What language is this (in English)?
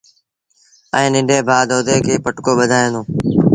Sindhi Bhil